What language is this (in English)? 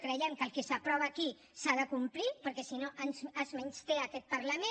Catalan